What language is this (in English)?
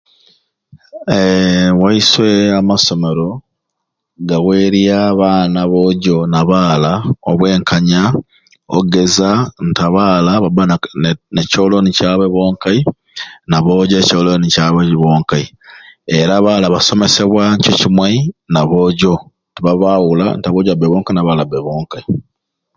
Ruuli